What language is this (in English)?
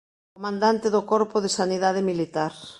Galician